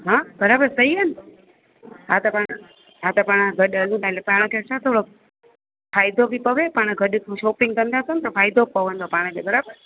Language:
Sindhi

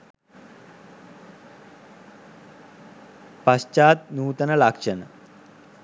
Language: Sinhala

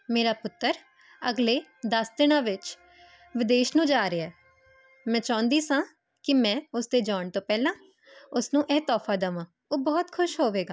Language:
Punjabi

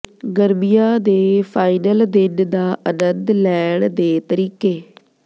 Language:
Punjabi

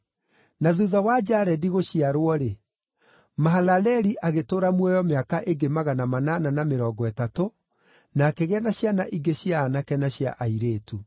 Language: Kikuyu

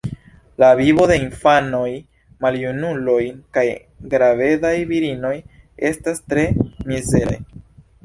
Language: Esperanto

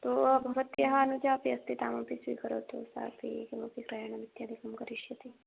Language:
Sanskrit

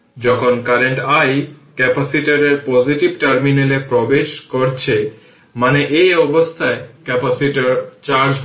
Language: Bangla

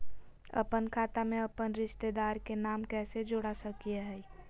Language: Magahi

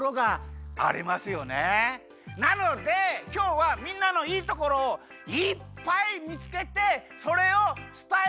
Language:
Japanese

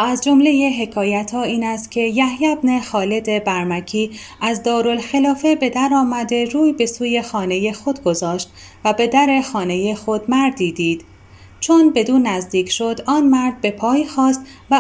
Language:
Persian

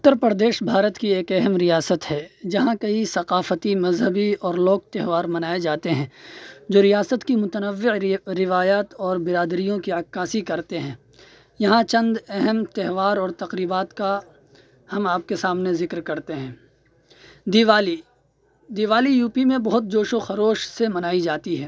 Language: Urdu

